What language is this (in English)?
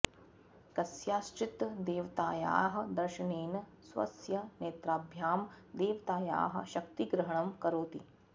Sanskrit